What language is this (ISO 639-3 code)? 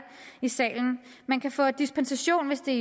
dan